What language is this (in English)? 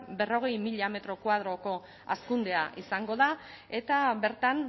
Basque